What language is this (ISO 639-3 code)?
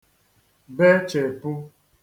ibo